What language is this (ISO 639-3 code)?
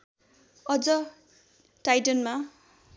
nep